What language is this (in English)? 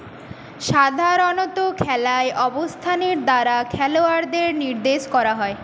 Bangla